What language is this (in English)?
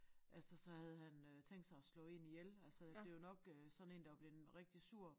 Danish